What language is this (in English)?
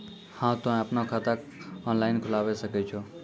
Maithili